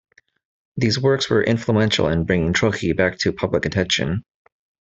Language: English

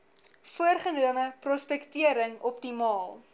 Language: Afrikaans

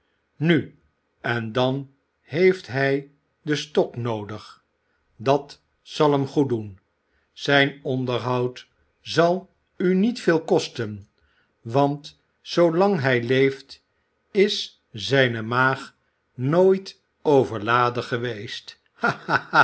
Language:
Dutch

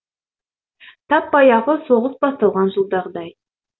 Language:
Kazakh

